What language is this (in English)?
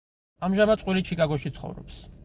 Georgian